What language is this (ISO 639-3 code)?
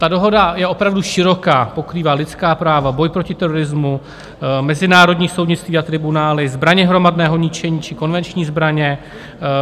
ces